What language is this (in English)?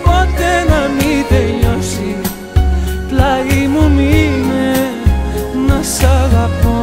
Greek